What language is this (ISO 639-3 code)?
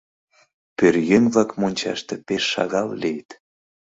chm